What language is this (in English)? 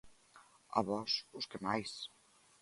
Galician